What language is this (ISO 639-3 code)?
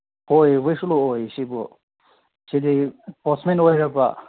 mni